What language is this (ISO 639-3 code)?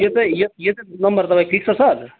nep